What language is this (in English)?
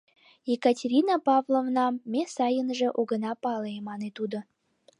Mari